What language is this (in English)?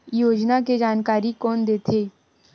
Chhattisgarhi